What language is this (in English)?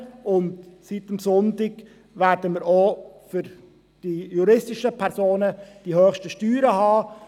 Swiss German